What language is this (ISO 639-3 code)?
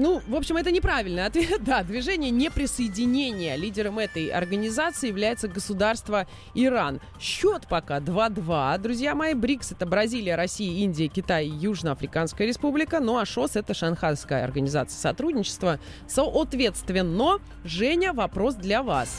rus